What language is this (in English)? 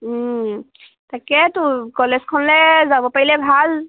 Assamese